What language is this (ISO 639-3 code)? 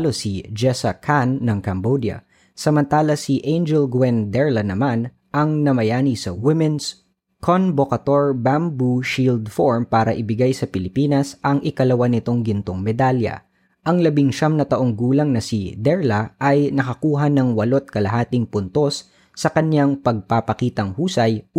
fil